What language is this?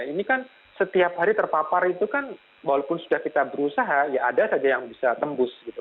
Indonesian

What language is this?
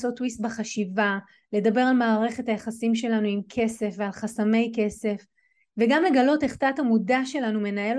Hebrew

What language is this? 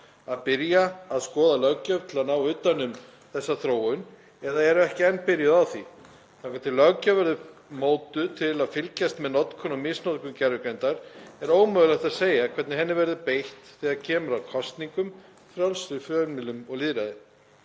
Icelandic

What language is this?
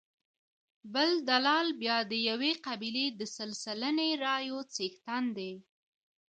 Pashto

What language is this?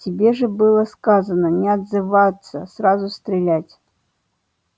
Russian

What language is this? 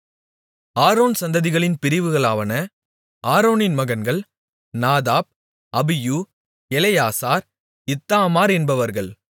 Tamil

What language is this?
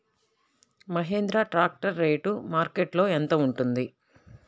Telugu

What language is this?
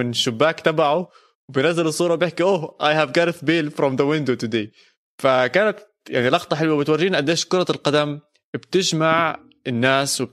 Arabic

